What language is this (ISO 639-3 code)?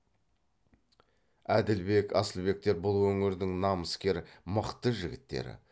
kaz